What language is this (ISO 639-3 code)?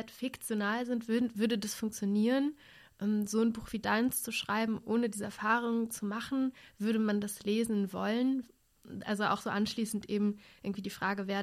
deu